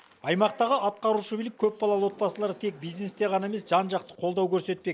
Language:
Kazakh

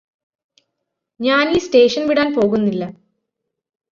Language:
Malayalam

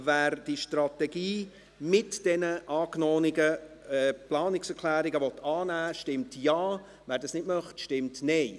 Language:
Swiss German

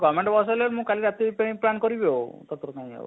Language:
Odia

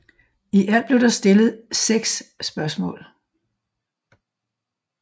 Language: Danish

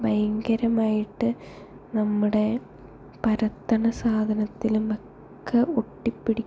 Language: Malayalam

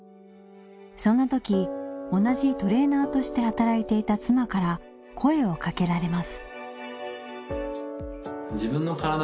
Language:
Japanese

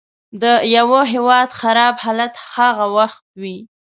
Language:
Pashto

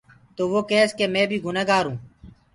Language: Gurgula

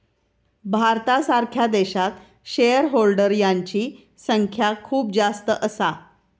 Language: Marathi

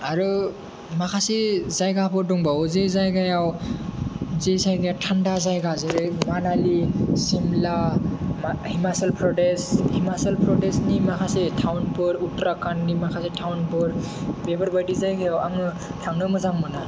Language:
Bodo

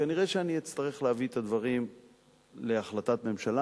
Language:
Hebrew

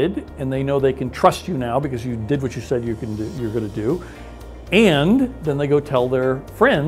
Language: English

